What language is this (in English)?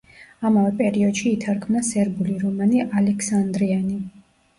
Georgian